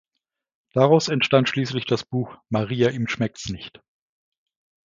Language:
German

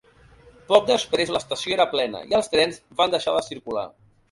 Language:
Catalan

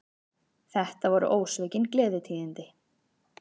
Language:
Icelandic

